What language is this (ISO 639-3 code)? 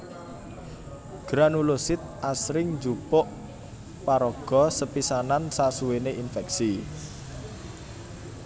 jav